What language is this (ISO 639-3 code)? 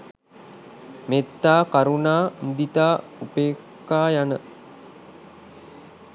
sin